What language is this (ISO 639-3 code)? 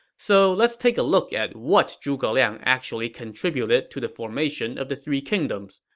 eng